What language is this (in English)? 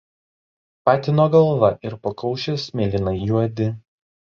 Lithuanian